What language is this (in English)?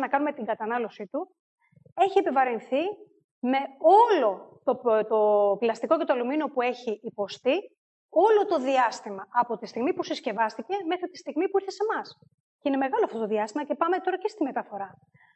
Greek